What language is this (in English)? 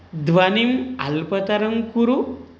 Sanskrit